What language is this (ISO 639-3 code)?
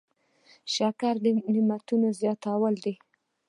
pus